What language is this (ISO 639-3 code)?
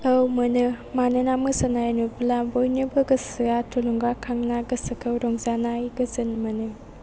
brx